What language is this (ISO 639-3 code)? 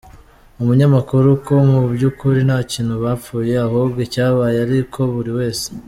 kin